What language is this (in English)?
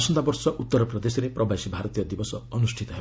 Odia